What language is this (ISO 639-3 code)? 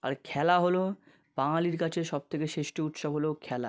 ben